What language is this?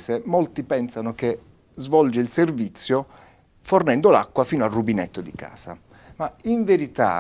Italian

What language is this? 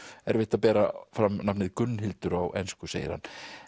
Icelandic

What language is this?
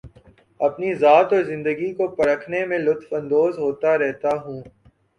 Urdu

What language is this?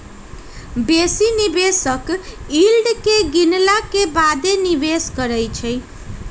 Magahi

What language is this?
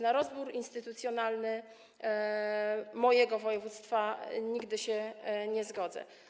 Polish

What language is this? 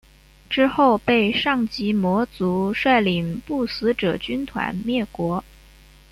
Chinese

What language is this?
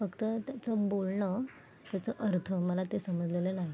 Marathi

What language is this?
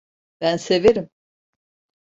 Turkish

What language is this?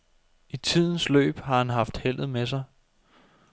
Danish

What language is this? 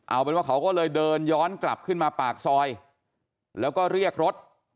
Thai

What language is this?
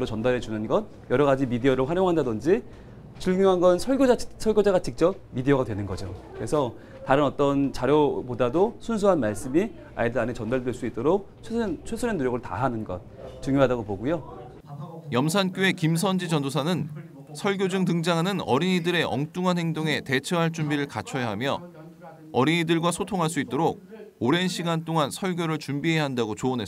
Korean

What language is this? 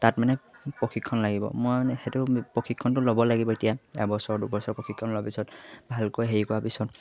Assamese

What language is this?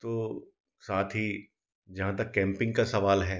Hindi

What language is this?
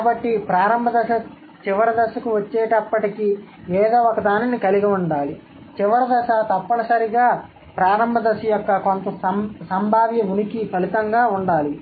Telugu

